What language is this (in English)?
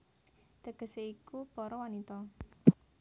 Javanese